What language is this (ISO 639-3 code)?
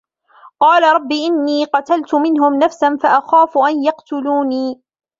ara